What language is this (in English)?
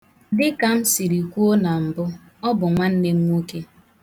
Igbo